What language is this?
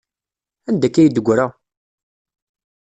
Kabyle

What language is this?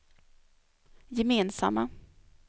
Swedish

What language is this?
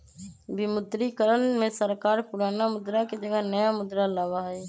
Magahi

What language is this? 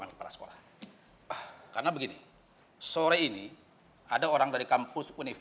Indonesian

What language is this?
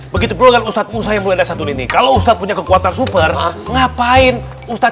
Indonesian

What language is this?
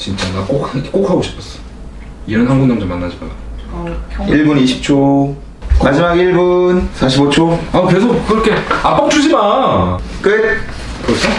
Korean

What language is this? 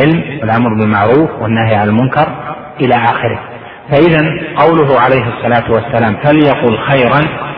Arabic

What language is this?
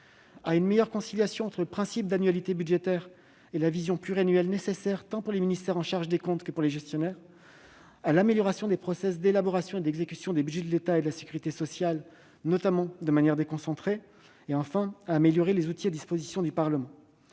French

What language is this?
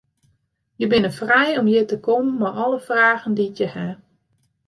Western Frisian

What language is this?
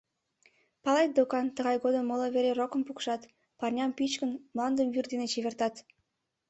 Mari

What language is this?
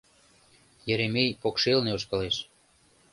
Mari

